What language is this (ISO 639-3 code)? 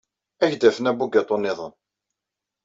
kab